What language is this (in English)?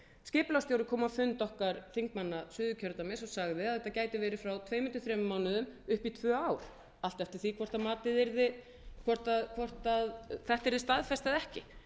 Icelandic